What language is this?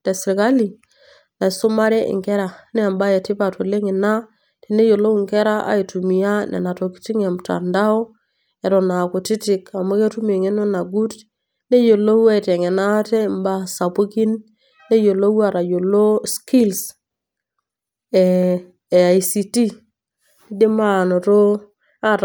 Masai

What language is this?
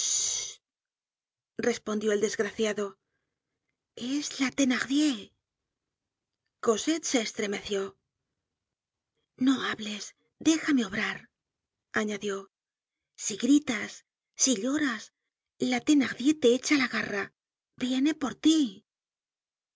Spanish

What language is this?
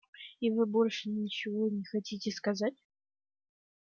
Russian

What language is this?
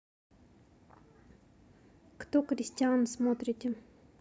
Russian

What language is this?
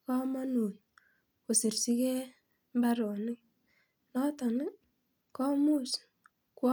Kalenjin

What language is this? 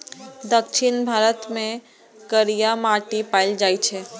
Maithili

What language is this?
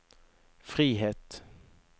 Norwegian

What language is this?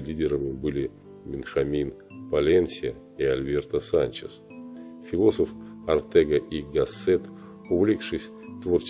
Russian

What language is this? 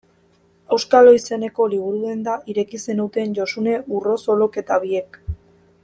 Basque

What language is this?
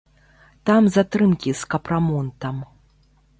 Belarusian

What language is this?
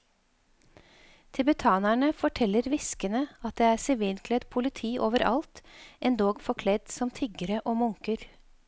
Norwegian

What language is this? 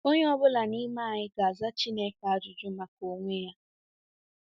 Igbo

